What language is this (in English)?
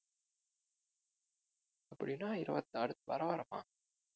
Tamil